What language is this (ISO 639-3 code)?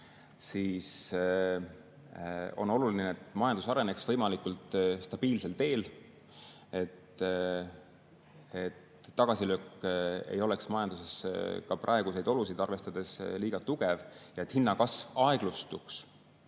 est